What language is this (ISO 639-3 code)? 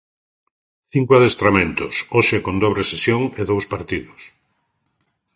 glg